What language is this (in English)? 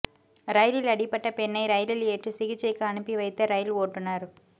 Tamil